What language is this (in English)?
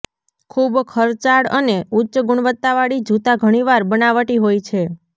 Gujarati